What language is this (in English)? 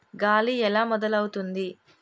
Telugu